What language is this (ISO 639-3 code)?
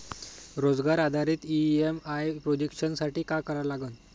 mar